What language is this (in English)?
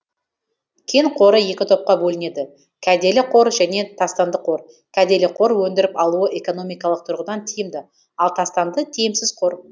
Kazakh